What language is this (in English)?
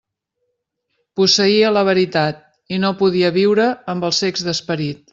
Catalan